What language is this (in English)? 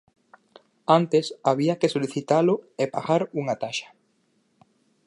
Galician